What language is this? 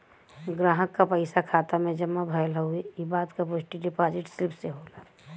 Bhojpuri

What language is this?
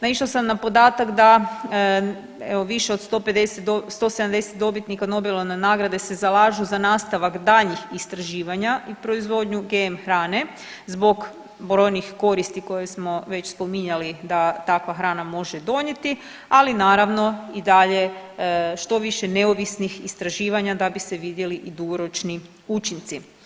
Croatian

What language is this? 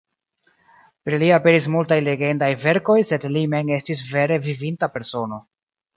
Esperanto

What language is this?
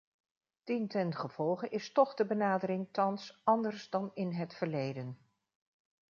Dutch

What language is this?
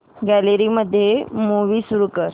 Marathi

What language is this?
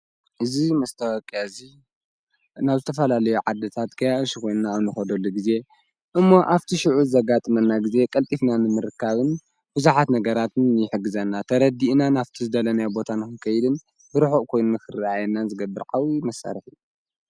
Tigrinya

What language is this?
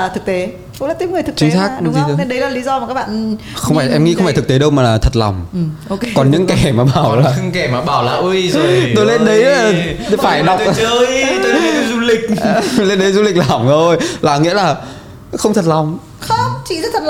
Vietnamese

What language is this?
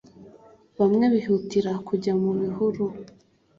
Kinyarwanda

